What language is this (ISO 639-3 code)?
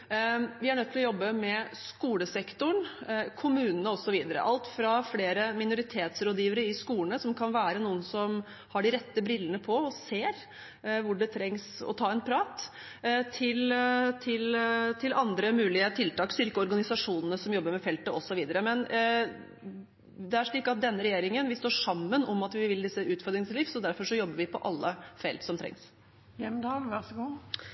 nob